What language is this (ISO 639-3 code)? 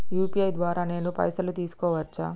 tel